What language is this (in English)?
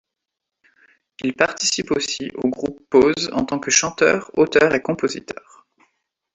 French